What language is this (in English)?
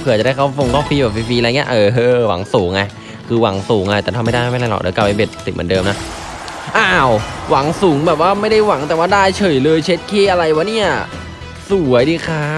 Thai